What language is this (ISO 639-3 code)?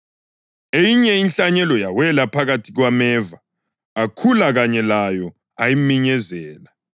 nde